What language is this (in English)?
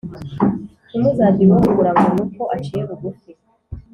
Kinyarwanda